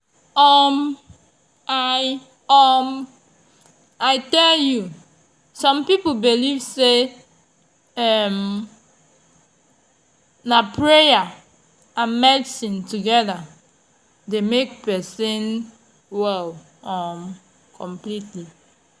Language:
Nigerian Pidgin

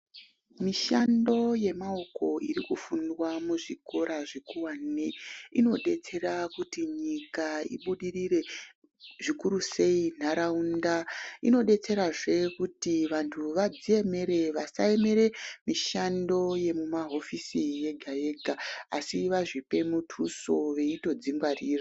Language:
Ndau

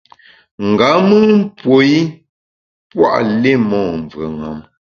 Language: Bamun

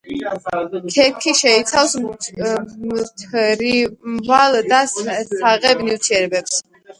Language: Georgian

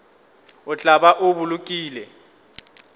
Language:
Northern Sotho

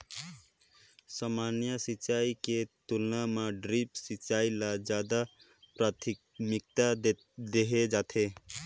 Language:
Chhattisgarhi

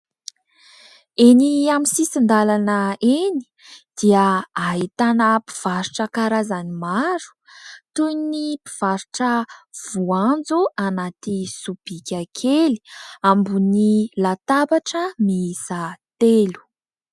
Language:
Malagasy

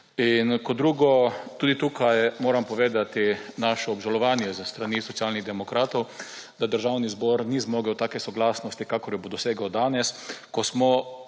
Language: Slovenian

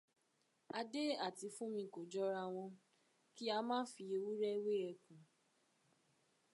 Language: Yoruba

